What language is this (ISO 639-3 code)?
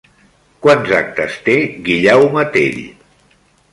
cat